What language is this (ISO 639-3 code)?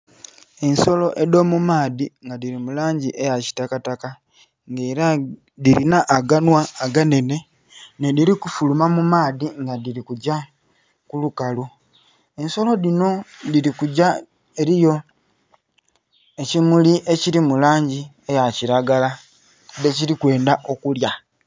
xog